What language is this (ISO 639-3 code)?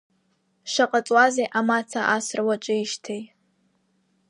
abk